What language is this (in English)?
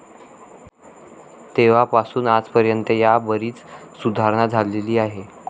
Marathi